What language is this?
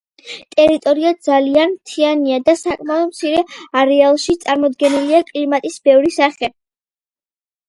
Georgian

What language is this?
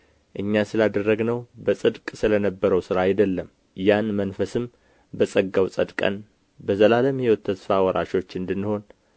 Amharic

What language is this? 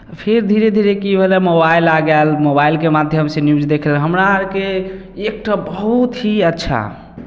Maithili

